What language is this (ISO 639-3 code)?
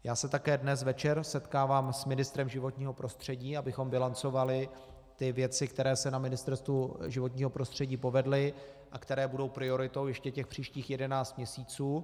ces